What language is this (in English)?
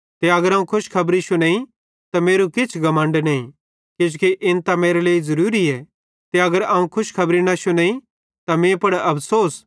Bhadrawahi